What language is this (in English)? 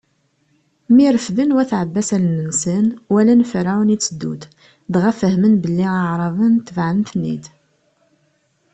Kabyle